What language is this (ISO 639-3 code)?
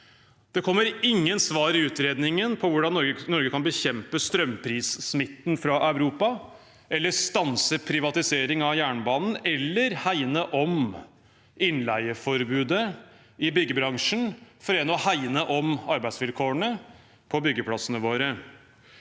nor